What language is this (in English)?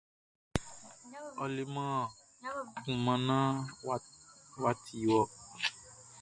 Baoulé